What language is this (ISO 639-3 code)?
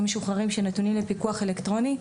heb